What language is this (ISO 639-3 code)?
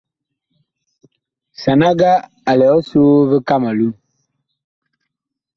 bkh